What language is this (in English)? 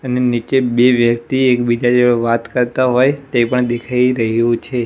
Gujarati